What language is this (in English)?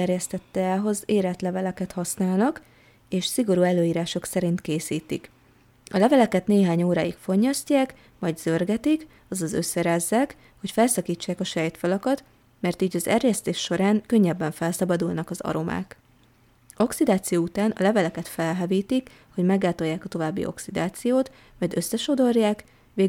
Hungarian